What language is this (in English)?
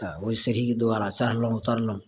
Maithili